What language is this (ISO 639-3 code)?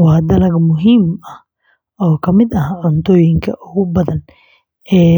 som